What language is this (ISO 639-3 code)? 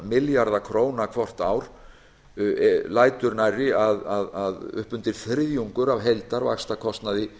isl